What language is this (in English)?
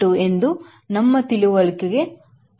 Kannada